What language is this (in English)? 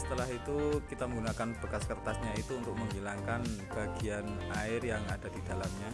Indonesian